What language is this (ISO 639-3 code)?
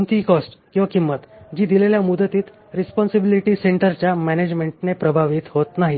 mar